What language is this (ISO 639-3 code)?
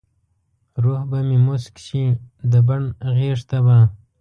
pus